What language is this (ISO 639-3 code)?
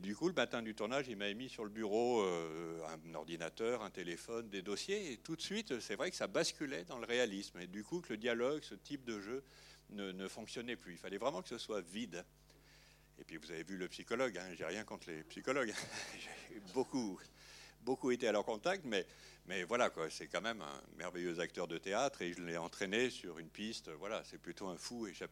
fra